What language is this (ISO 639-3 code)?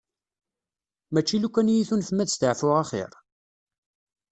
kab